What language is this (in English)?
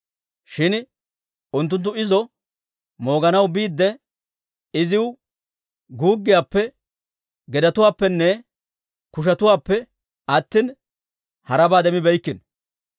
Dawro